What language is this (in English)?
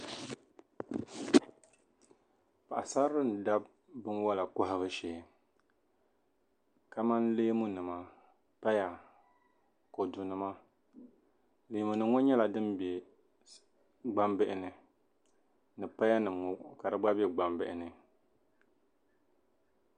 Dagbani